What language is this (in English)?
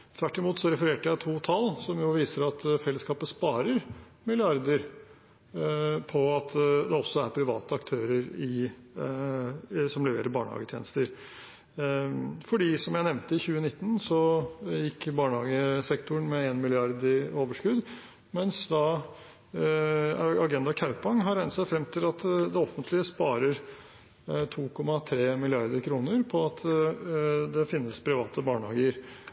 Norwegian Bokmål